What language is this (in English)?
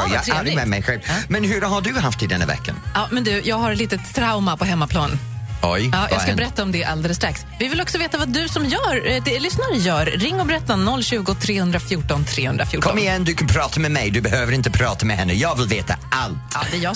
Swedish